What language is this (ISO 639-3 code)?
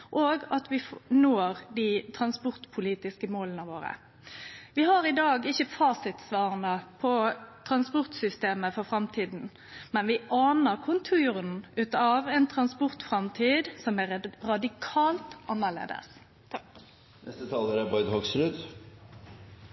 nno